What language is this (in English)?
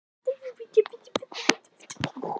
Icelandic